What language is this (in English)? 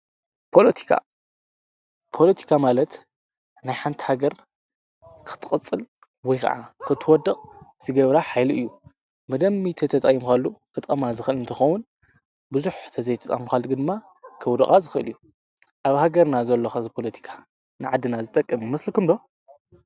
Tigrinya